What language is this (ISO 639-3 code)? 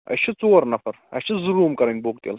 kas